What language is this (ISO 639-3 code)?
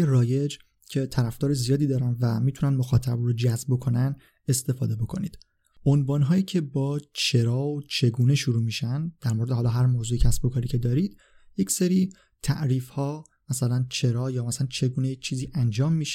fas